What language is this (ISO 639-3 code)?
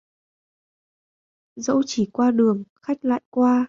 vie